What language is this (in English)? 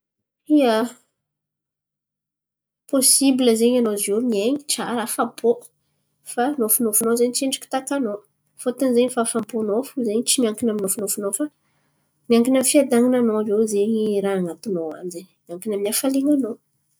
Antankarana Malagasy